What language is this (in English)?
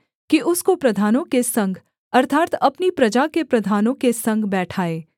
Hindi